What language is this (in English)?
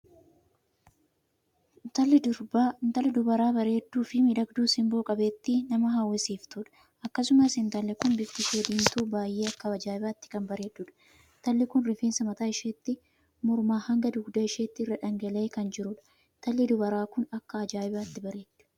Oromo